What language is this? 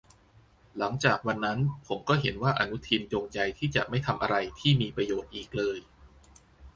Thai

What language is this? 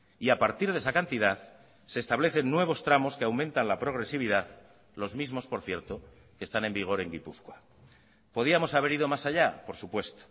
Spanish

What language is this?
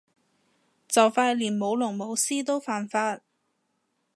Cantonese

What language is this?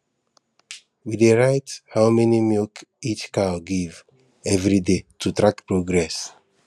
Nigerian Pidgin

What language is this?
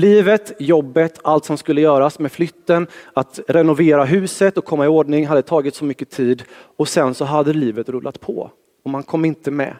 Swedish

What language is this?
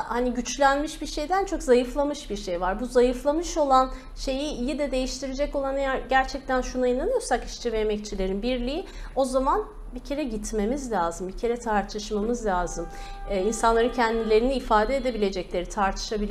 Turkish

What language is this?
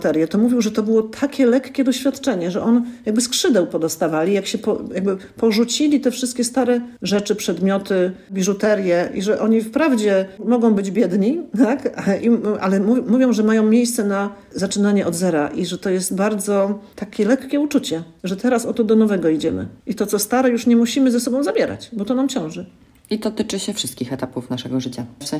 Polish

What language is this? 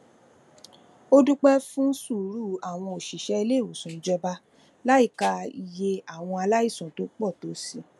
Yoruba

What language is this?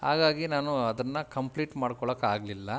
Kannada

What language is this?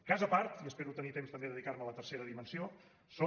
Catalan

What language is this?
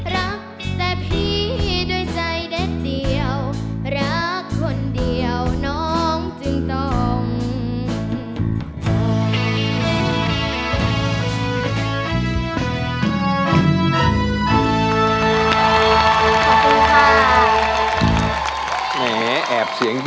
Thai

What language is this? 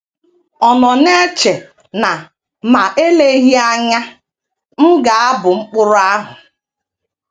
Igbo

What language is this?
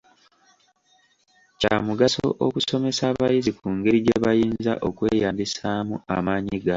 Ganda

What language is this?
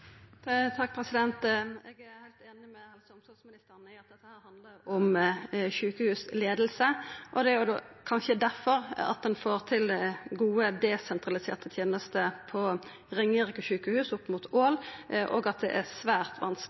Norwegian Nynorsk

